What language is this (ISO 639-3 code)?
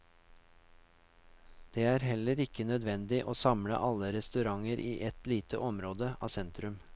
nor